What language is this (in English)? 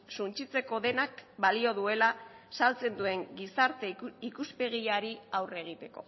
Basque